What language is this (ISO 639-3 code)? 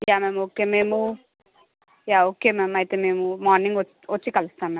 tel